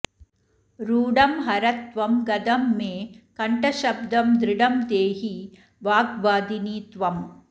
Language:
Sanskrit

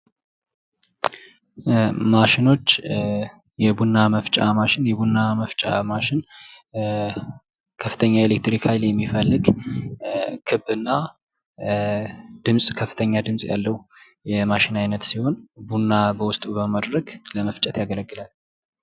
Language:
Amharic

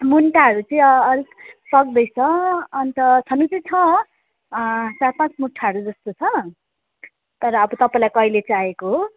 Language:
Nepali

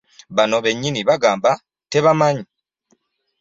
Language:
Ganda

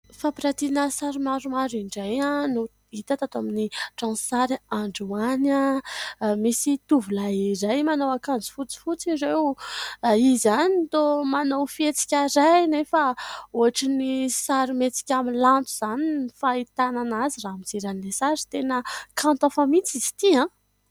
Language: Malagasy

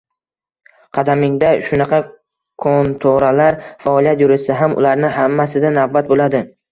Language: Uzbek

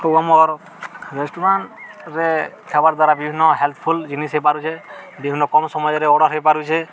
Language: Odia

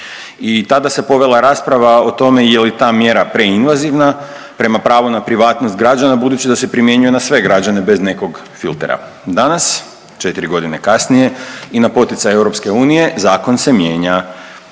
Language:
Croatian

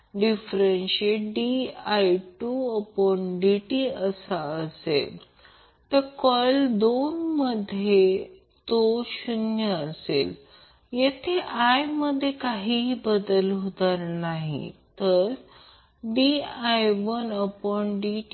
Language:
Marathi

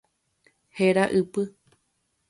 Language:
Guarani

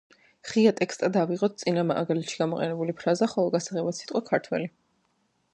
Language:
Georgian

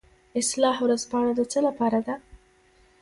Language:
Pashto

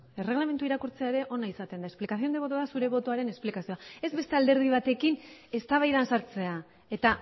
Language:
Basque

